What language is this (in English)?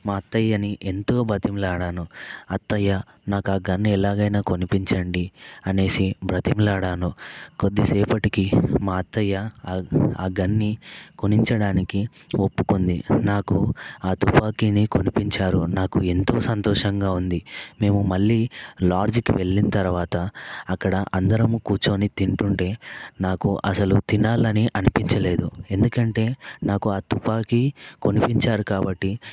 Telugu